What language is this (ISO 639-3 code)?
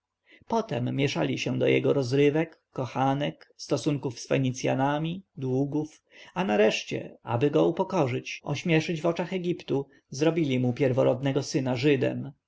pol